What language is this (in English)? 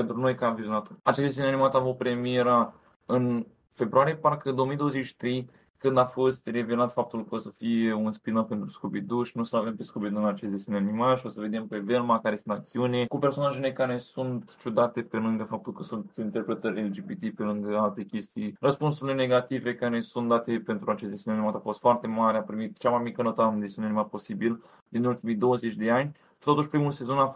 Romanian